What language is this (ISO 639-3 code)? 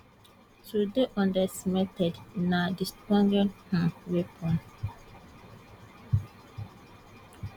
pcm